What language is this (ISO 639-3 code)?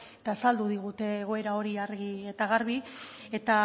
eus